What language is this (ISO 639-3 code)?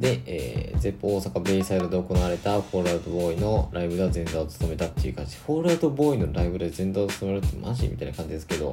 jpn